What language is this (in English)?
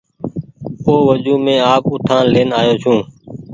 Goaria